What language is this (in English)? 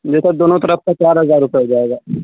Urdu